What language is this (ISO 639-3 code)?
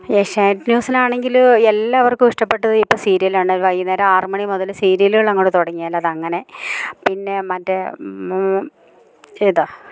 mal